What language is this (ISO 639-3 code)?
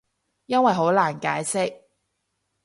yue